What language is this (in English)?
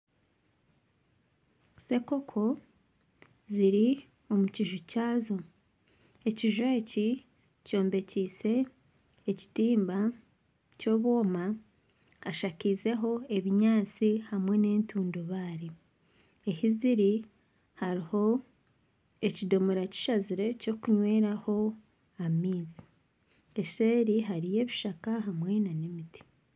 Nyankole